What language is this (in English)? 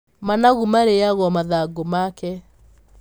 Kikuyu